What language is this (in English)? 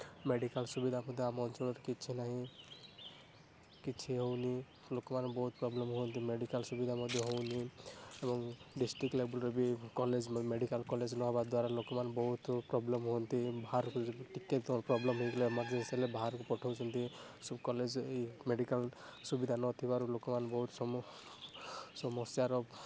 Odia